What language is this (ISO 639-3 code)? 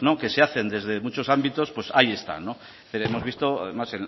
spa